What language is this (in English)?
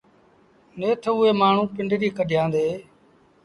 Sindhi Bhil